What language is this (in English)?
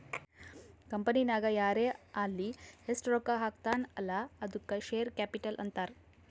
Kannada